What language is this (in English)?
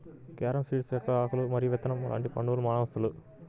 Telugu